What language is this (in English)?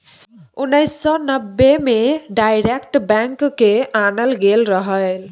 Maithili